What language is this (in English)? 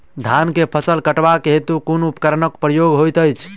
Maithili